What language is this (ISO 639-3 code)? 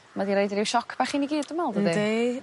cym